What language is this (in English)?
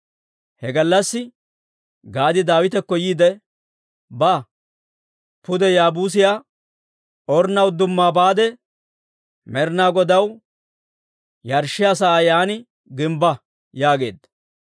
Dawro